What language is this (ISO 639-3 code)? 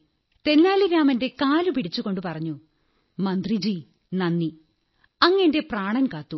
mal